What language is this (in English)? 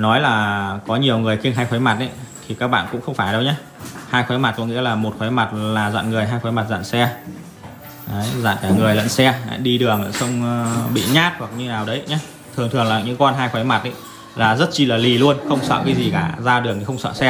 Vietnamese